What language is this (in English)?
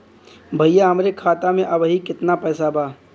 Bhojpuri